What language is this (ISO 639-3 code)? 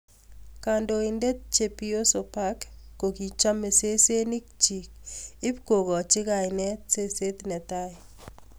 kln